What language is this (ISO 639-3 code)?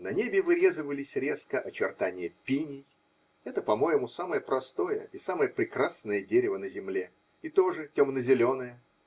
rus